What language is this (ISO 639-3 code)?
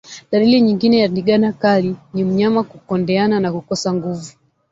swa